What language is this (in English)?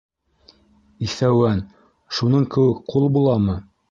Bashkir